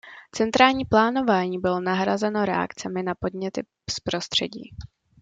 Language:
Czech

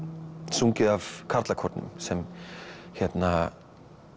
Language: Icelandic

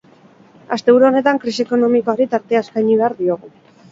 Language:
Basque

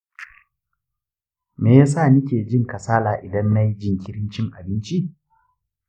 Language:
Hausa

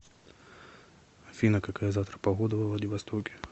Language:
Russian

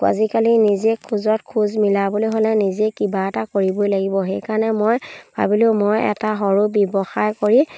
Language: Assamese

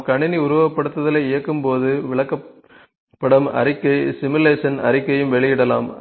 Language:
Tamil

